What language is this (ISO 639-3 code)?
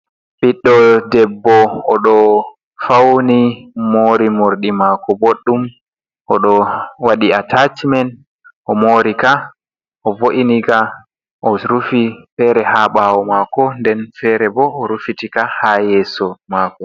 ful